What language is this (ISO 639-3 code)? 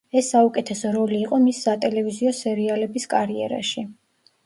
kat